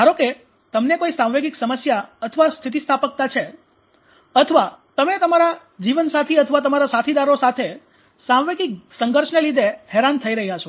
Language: Gujarati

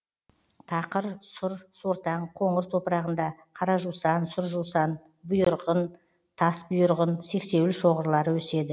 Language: Kazakh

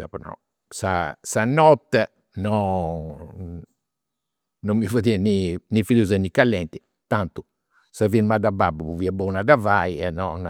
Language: Campidanese Sardinian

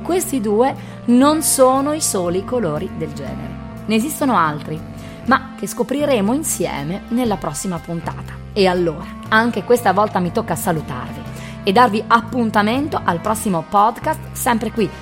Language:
Italian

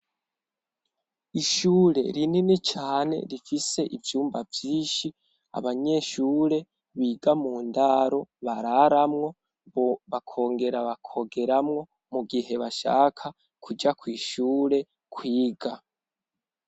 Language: Rundi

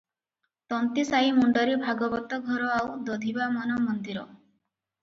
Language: Odia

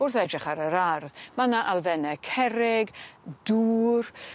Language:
Welsh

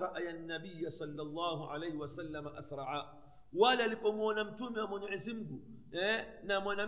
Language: Swahili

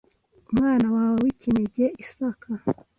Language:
Kinyarwanda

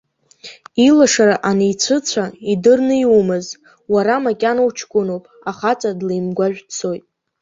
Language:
Abkhazian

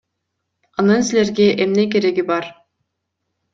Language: Kyrgyz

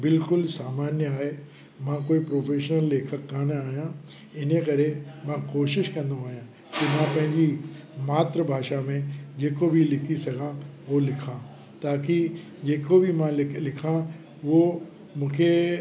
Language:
Sindhi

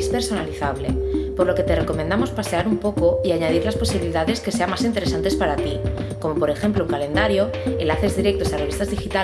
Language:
Spanish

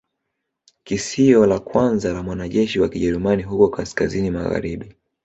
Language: Swahili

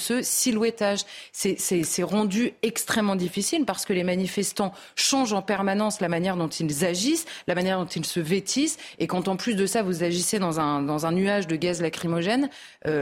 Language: French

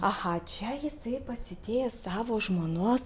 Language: Lithuanian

